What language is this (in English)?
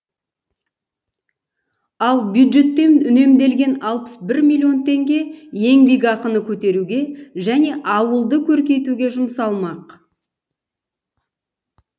Kazakh